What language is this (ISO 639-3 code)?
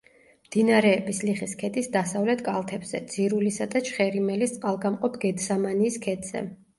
kat